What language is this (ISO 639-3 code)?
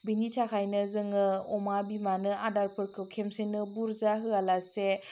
brx